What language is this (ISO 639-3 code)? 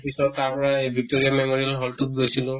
asm